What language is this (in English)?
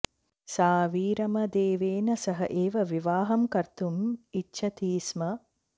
Sanskrit